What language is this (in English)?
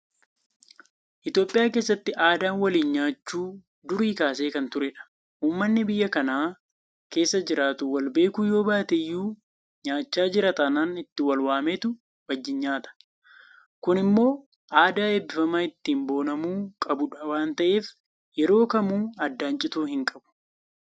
Oromo